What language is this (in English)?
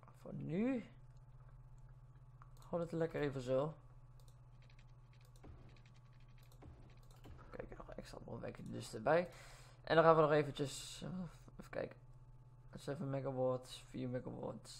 Dutch